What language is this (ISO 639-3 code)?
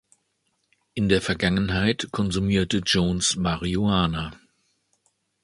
deu